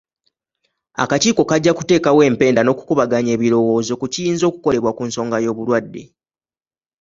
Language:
Ganda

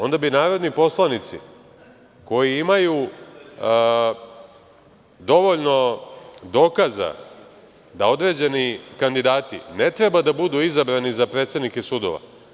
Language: Serbian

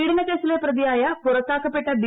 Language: Malayalam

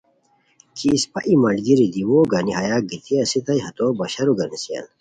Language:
Khowar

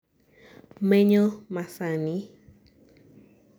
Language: Luo (Kenya and Tanzania)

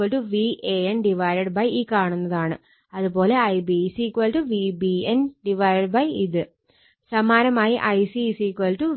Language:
Malayalam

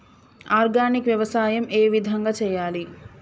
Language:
Telugu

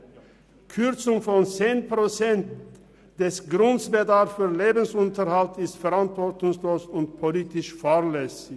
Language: Swiss German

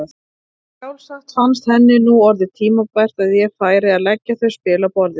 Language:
Icelandic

